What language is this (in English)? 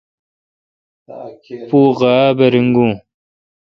Kalkoti